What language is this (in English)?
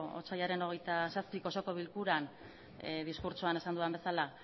Basque